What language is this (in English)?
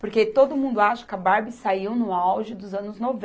Portuguese